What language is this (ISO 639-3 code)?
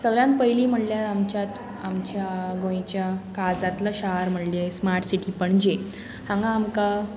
kok